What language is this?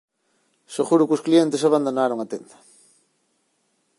Galician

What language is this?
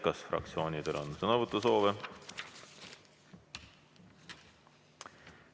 Estonian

